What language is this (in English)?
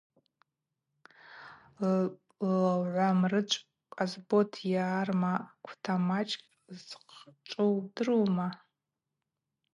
Abaza